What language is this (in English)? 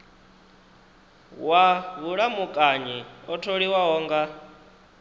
Venda